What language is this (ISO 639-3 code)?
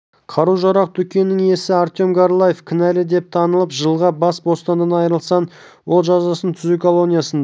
kaz